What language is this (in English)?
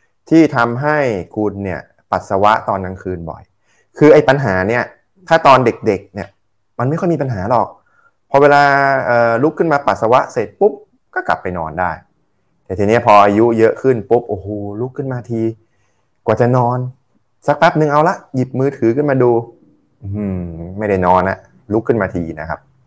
Thai